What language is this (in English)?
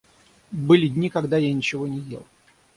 Russian